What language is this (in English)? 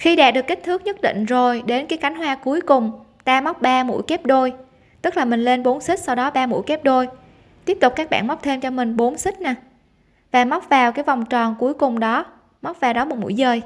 Vietnamese